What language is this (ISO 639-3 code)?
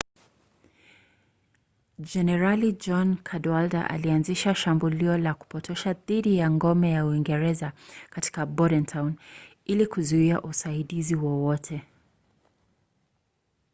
swa